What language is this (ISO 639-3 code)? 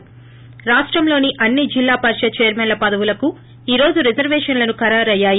tel